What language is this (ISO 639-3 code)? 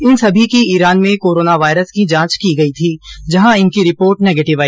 hin